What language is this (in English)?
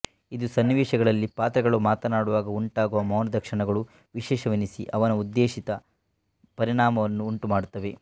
Kannada